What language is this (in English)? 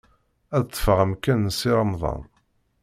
Kabyle